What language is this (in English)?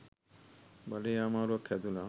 Sinhala